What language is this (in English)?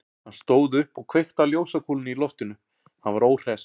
Icelandic